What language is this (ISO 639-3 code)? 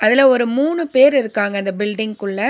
tam